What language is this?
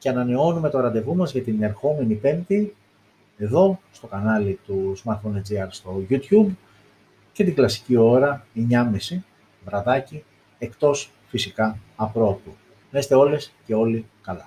Greek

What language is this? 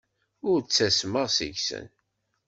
Kabyle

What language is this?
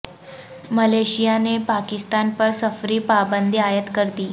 Urdu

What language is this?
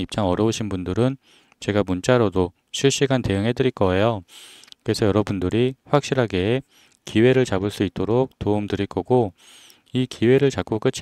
Korean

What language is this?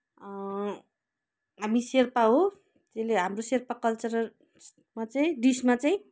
Nepali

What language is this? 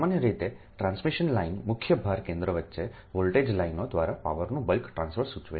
Gujarati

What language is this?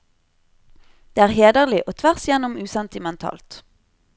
Norwegian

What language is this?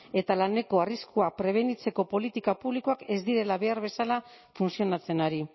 Basque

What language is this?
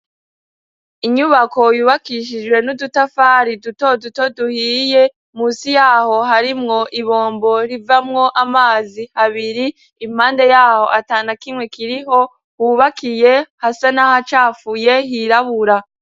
Rundi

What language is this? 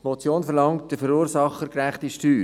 Swiss German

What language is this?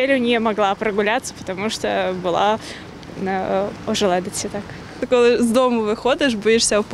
Ukrainian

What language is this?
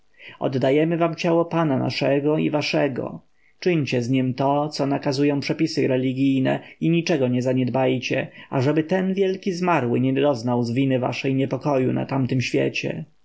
Polish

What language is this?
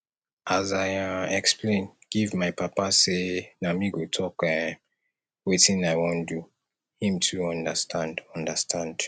Nigerian Pidgin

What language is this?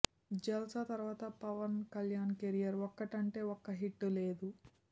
Telugu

